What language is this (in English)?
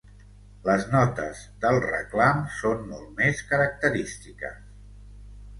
Catalan